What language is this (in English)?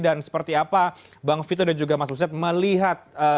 Indonesian